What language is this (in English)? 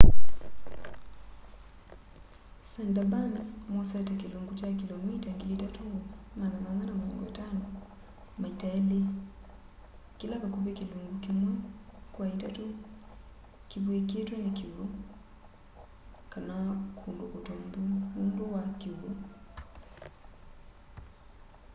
Kamba